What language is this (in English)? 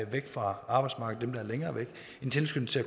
Danish